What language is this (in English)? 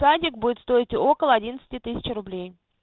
Russian